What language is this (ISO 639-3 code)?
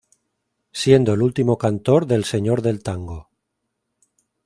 spa